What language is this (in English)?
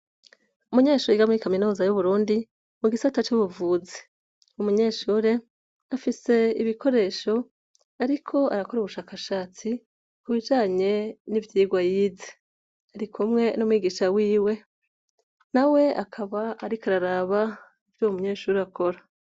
Rundi